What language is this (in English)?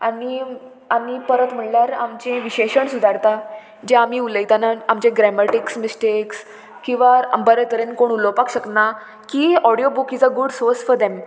Konkani